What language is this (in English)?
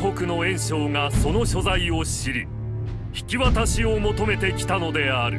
Japanese